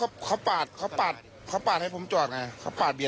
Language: Thai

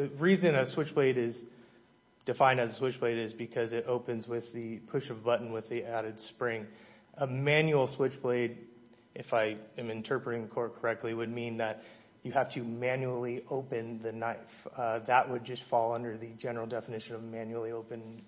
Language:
English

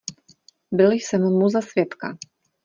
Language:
Czech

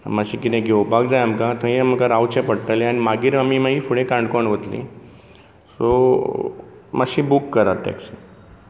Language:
Konkani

